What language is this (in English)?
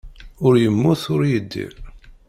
Kabyle